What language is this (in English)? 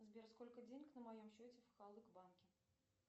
Russian